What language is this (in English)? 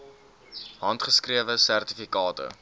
Afrikaans